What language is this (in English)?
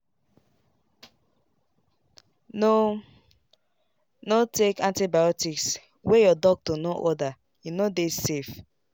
Nigerian Pidgin